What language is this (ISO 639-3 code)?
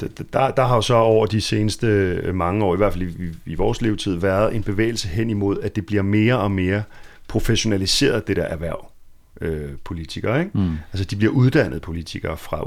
dan